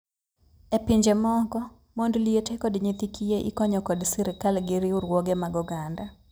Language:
Luo (Kenya and Tanzania)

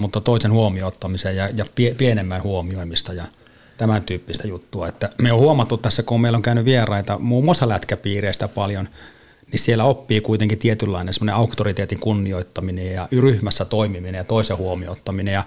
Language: Finnish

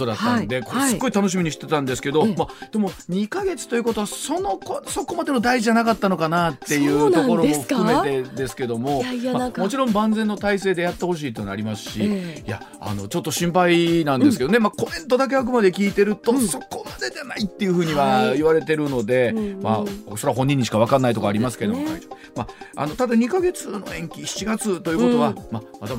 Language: Japanese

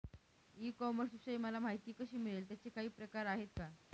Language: Marathi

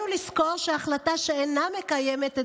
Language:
Hebrew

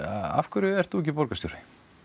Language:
Icelandic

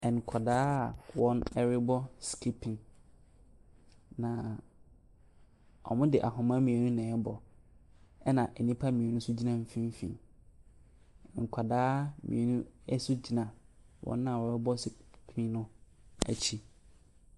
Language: Akan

